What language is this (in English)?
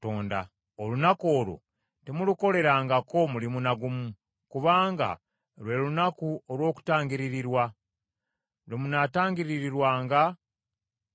Ganda